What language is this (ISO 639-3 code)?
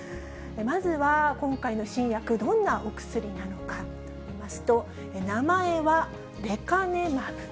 jpn